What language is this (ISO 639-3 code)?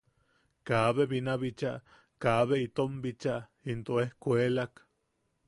yaq